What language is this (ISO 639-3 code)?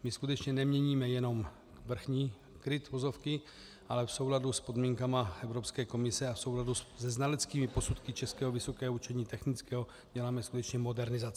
ces